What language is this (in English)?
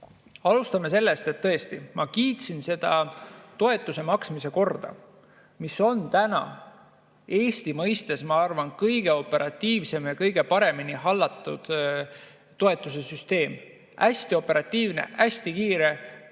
Estonian